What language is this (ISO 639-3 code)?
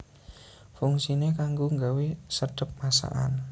jav